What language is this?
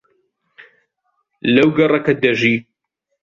Central Kurdish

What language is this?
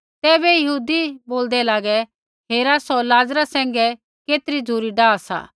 Kullu Pahari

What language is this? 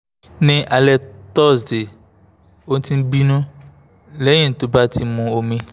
Yoruba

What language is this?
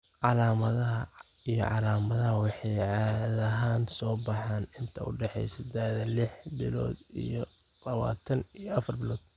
Somali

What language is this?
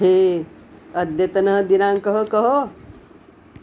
Sanskrit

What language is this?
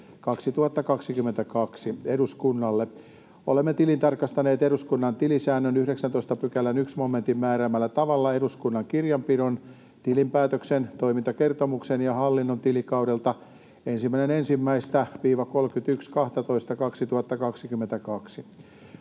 Finnish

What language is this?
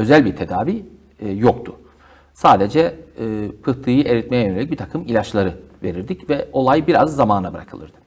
Turkish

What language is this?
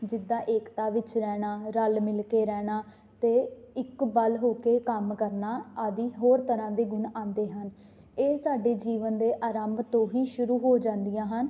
Punjabi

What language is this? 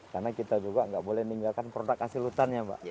Indonesian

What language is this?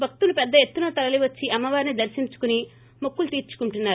Telugu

